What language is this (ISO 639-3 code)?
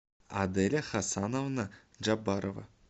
rus